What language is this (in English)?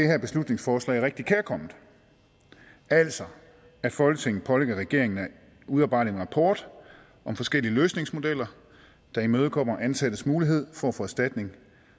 Danish